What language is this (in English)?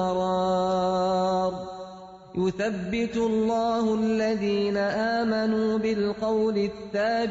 Urdu